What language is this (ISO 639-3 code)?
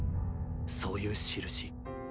jpn